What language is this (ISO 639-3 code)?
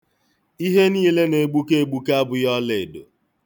ibo